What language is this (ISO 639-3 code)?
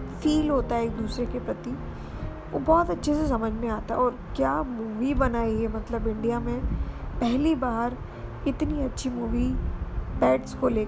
hin